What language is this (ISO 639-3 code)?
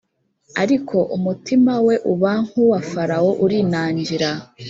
kin